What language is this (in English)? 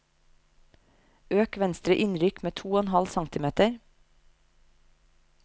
Norwegian